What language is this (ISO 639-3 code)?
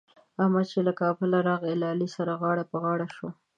pus